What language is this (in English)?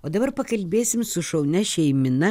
Lithuanian